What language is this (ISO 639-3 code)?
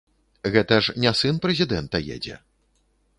bel